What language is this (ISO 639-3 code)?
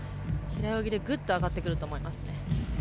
jpn